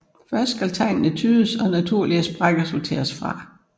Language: Danish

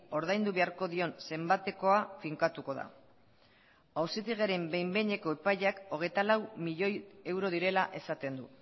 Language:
Basque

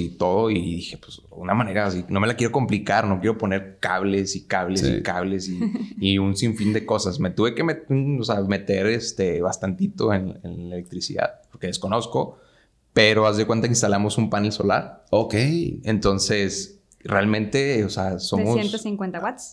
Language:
Spanish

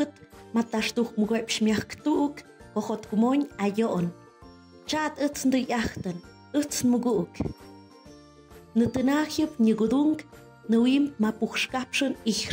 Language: Dutch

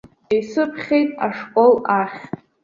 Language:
Abkhazian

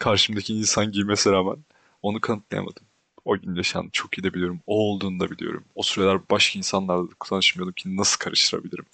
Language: Turkish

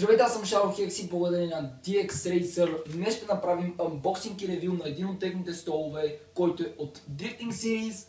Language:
Bulgarian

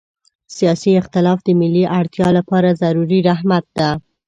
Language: Pashto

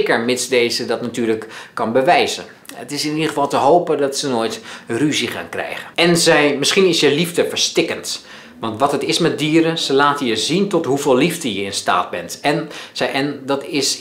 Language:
Dutch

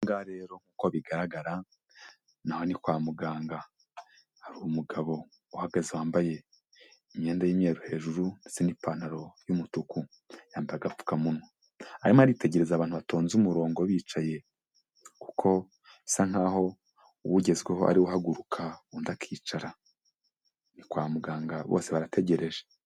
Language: Kinyarwanda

